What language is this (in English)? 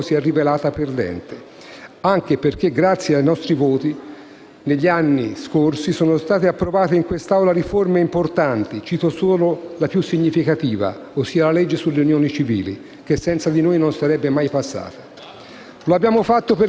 Italian